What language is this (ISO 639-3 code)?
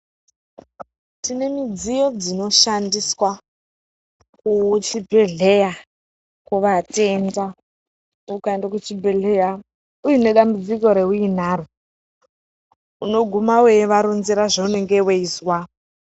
ndc